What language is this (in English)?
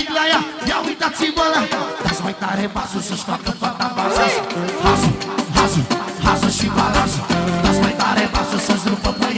Romanian